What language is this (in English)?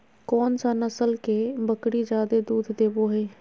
Magahi